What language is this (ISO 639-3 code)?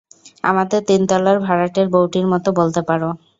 ben